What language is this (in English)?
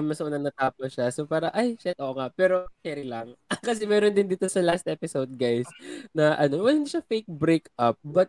Filipino